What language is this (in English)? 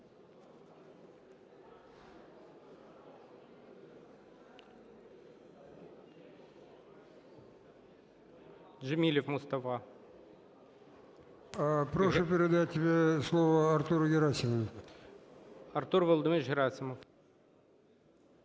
Ukrainian